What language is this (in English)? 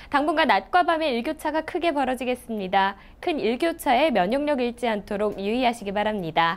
Korean